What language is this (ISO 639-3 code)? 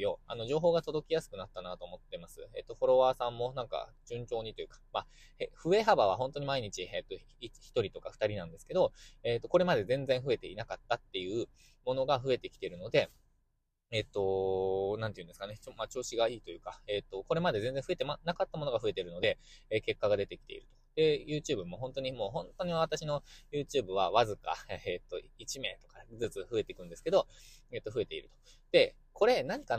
jpn